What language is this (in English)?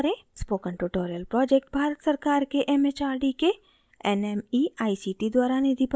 Hindi